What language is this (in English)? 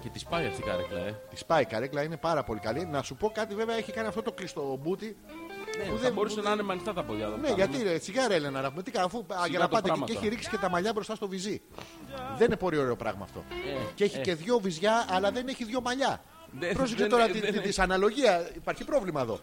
Greek